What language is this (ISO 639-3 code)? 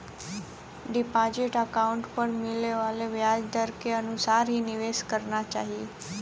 bho